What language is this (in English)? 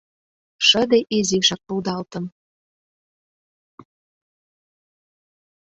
Mari